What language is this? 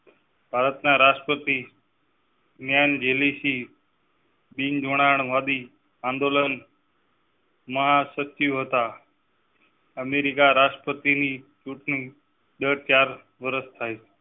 Gujarati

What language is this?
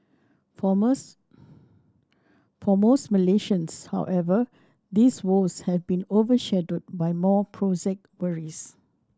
English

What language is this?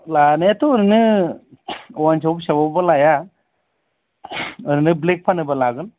Bodo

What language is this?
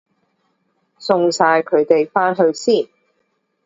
Cantonese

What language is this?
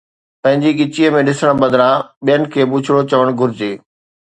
Sindhi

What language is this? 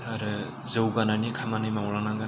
Bodo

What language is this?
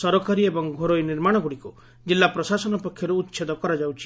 Odia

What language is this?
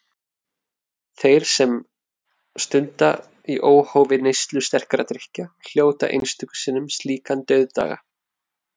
Icelandic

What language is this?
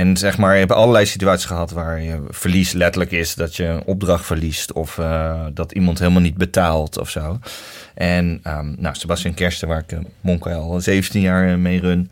Dutch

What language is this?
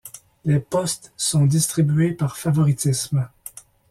French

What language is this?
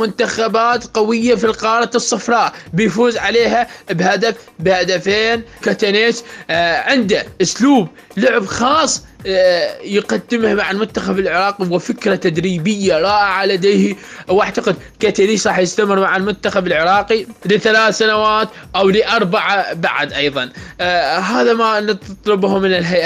Arabic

